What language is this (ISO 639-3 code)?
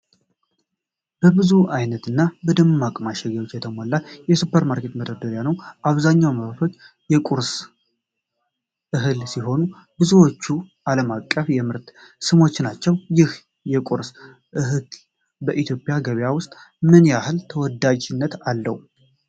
amh